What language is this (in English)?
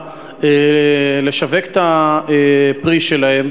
Hebrew